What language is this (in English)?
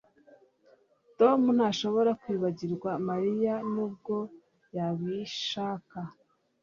Kinyarwanda